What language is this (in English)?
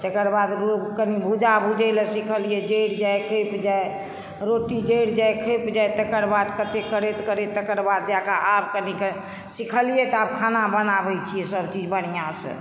Maithili